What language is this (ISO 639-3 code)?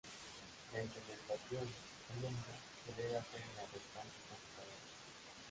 spa